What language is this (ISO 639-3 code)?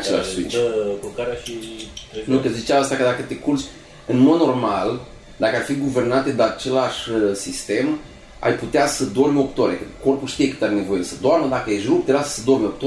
ron